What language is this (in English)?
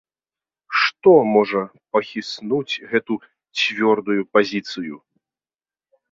Belarusian